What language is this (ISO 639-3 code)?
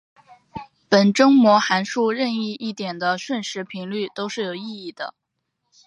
zho